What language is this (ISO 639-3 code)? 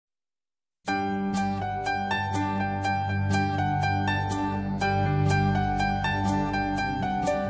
ben